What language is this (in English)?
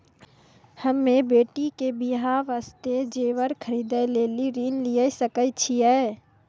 Maithili